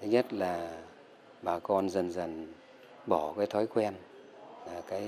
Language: Vietnamese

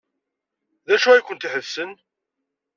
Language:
Kabyle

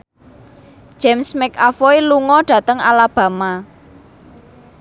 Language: Javanese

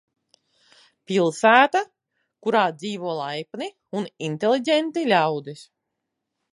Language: Latvian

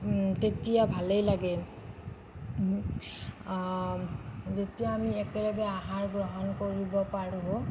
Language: Assamese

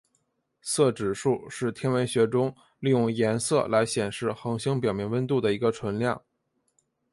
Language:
Chinese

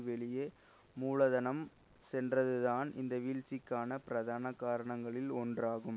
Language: Tamil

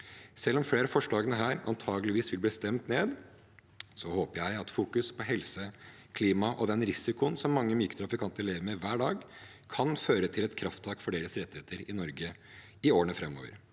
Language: Norwegian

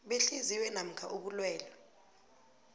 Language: South Ndebele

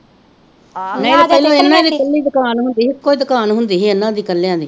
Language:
Punjabi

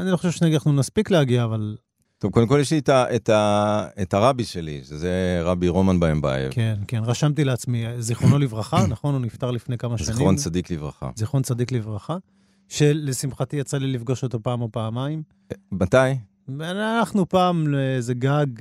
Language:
Hebrew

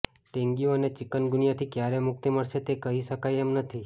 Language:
Gujarati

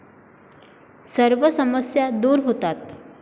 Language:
Marathi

